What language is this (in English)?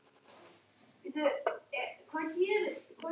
Icelandic